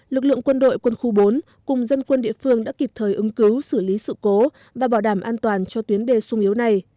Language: Vietnamese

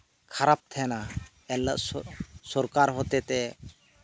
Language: Santali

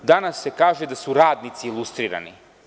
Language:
Serbian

